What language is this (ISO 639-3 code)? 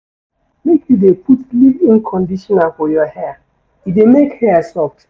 pcm